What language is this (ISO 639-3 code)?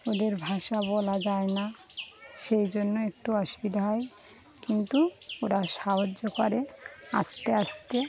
ben